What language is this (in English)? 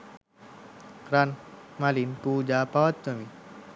Sinhala